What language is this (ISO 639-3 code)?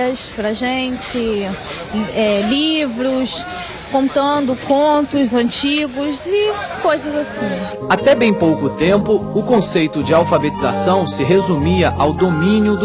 por